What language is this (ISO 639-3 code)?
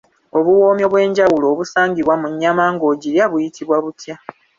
lug